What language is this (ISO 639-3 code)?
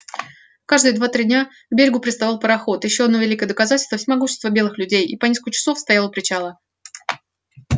rus